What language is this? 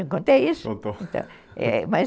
Portuguese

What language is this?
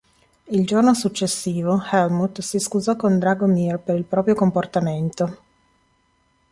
Italian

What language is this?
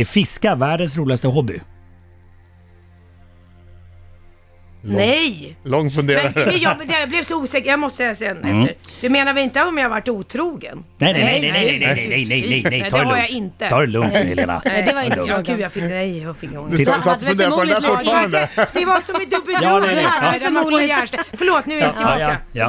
Swedish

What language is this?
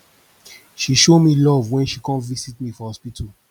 Nigerian Pidgin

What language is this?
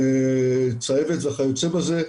Hebrew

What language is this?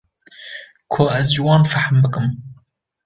Kurdish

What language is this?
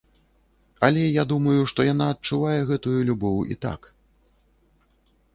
Belarusian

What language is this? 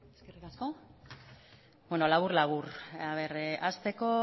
Basque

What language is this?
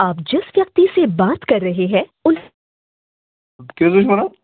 Kashmiri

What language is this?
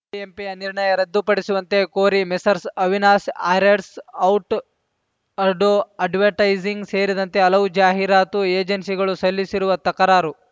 Kannada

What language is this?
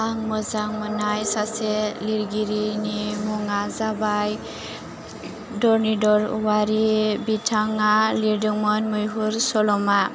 Bodo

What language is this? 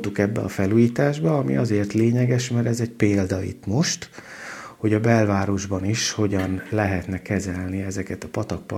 Hungarian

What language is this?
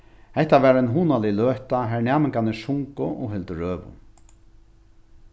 Faroese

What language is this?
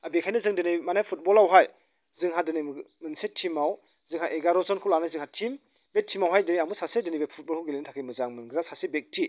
Bodo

